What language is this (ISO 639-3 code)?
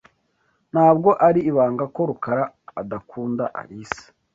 kin